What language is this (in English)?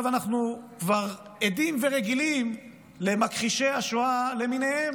Hebrew